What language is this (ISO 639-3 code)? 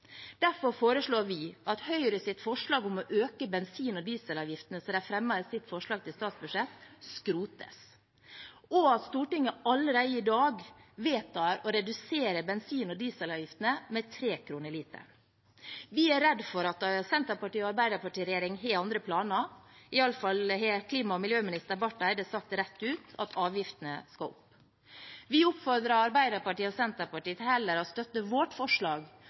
nob